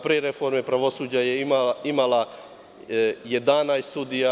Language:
Serbian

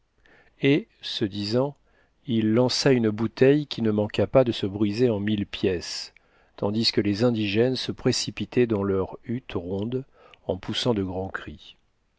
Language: French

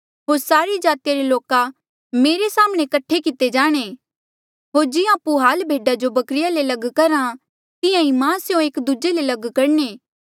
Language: Mandeali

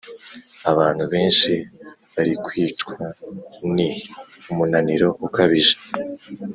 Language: Kinyarwanda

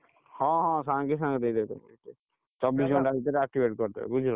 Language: Odia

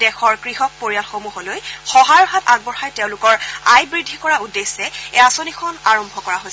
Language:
Assamese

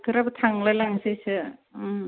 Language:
Bodo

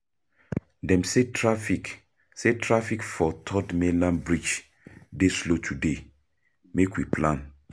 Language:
Nigerian Pidgin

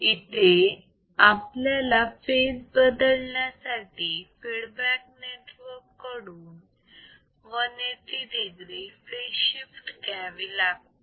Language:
Marathi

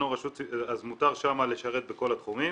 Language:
Hebrew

